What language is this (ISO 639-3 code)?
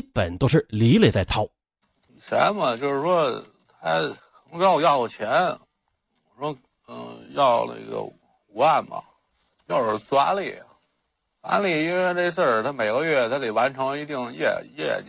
zho